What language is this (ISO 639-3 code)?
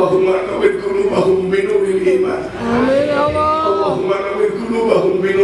ind